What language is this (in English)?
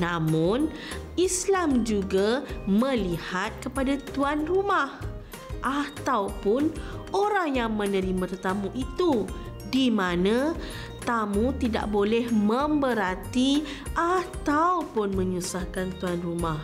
Malay